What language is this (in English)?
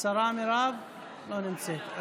Hebrew